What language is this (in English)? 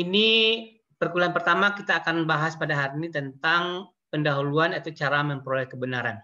Indonesian